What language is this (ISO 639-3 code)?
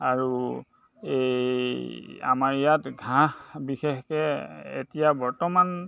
asm